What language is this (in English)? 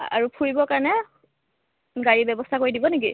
Assamese